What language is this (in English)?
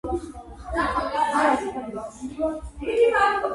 Georgian